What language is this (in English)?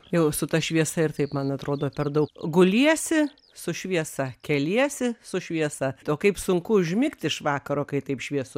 Lithuanian